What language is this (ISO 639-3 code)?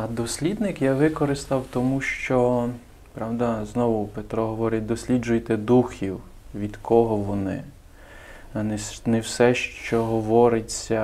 ukr